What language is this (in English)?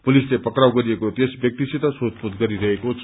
Nepali